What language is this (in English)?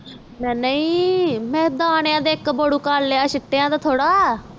Punjabi